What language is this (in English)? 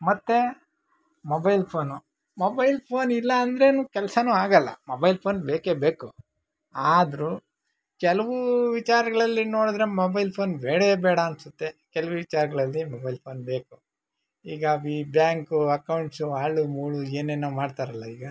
Kannada